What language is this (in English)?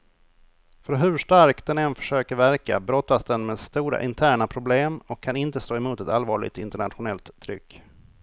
Swedish